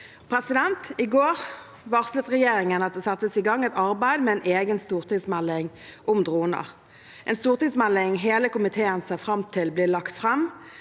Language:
Norwegian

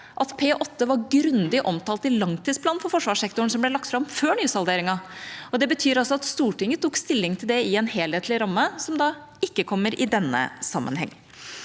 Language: Norwegian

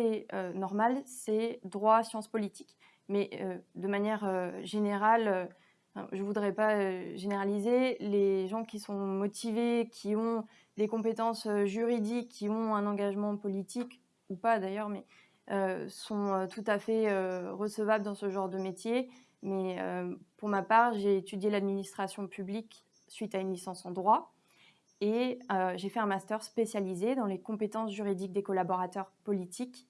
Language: French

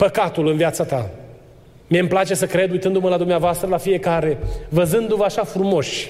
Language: Romanian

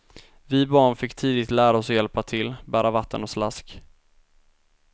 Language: Swedish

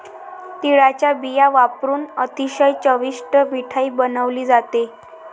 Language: Marathi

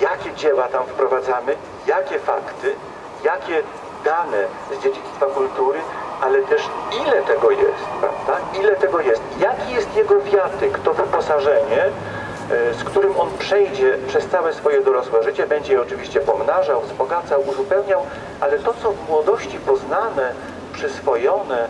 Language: Polish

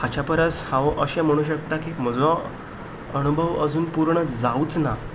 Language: Konkani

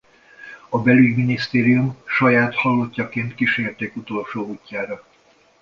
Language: Hungarian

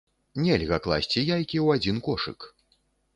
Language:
Belarusian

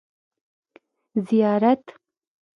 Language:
Pashto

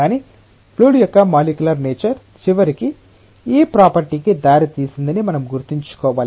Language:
Telugu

